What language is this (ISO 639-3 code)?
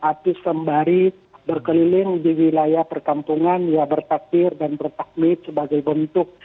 ind